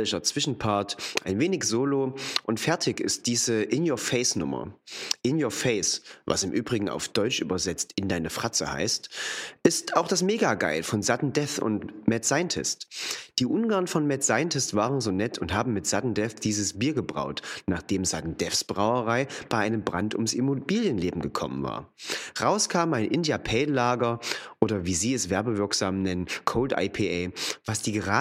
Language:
German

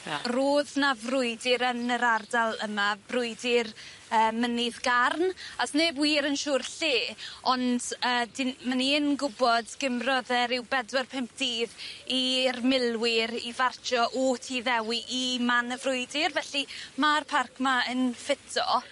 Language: Welsh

